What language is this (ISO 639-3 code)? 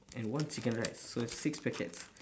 eng